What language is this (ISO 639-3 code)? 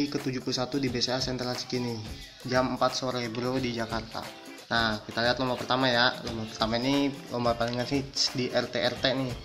ind